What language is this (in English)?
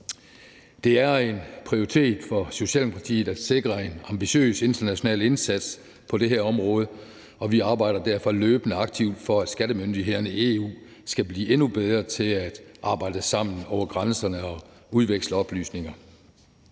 Danish